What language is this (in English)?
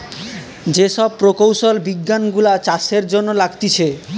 Bangla